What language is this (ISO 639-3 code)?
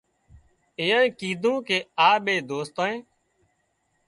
kxp